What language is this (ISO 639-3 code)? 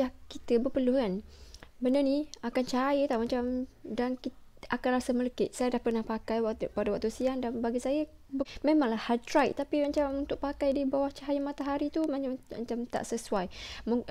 msa